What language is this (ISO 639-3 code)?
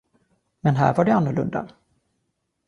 swe